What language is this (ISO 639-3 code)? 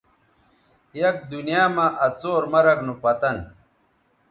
btv